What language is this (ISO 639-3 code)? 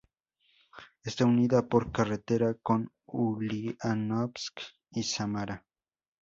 spa